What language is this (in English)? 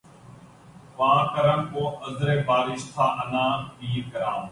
Urdu